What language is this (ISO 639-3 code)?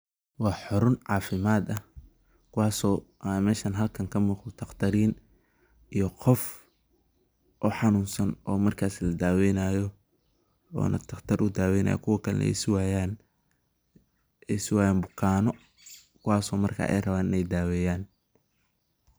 som